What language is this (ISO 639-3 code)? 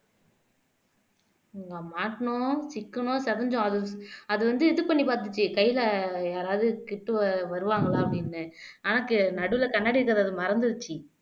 tam